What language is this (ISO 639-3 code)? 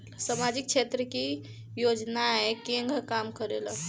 bho